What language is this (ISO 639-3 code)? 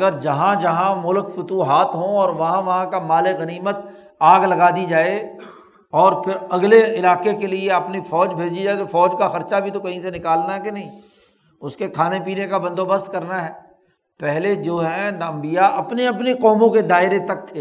urd